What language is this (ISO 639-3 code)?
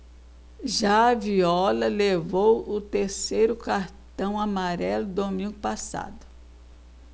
por